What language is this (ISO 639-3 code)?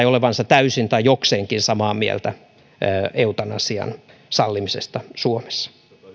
fin